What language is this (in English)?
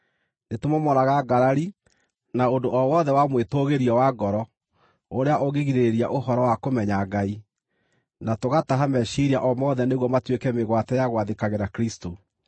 Kikuyu